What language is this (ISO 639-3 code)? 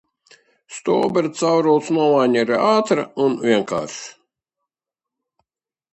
lav